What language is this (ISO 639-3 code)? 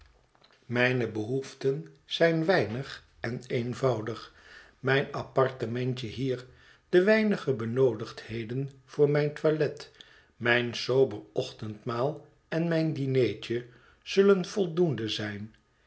nld